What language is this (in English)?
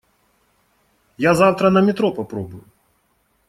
Russian